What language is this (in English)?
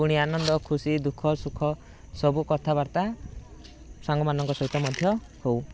Odia